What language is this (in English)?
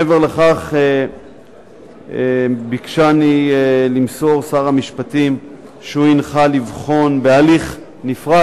Hebrew